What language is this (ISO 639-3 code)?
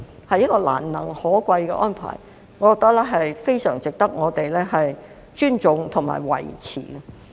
yue